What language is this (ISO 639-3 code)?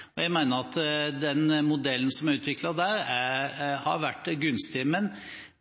nob